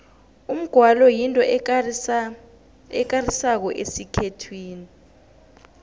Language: South Ndebele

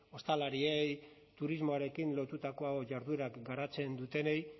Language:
Basque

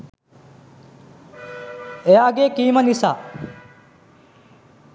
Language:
Sinhala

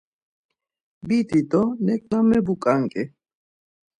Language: Laz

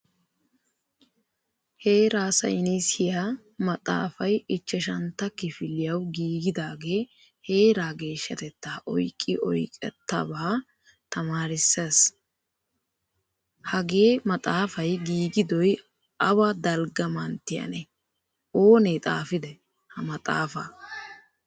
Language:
Wolaytta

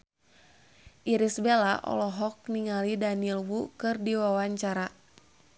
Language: Sundanese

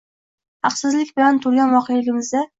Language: Uzbek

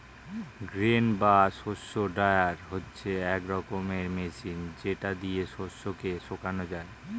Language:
Bangla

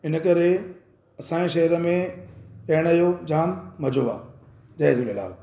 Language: Sindhi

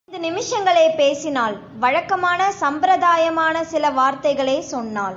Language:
Tamil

